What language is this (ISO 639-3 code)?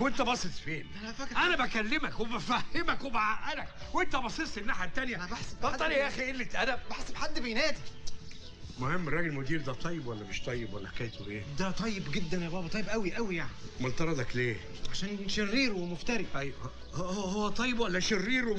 ara